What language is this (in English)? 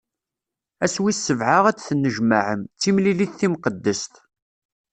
Kabyle